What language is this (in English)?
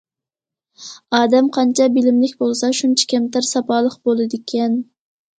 Uyghur